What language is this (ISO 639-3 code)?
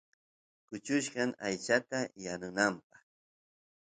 qus